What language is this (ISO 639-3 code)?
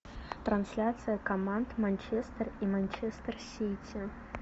rus